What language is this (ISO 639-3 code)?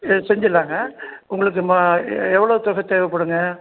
tam